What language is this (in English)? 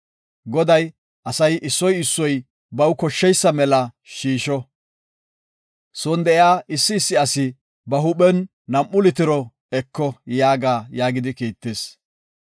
Gofa